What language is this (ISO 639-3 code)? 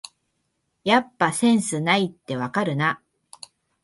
jpn